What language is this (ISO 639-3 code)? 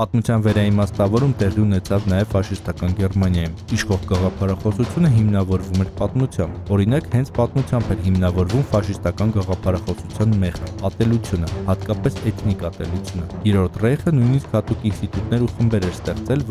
rus